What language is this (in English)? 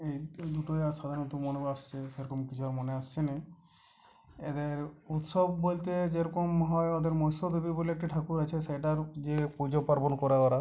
Bangla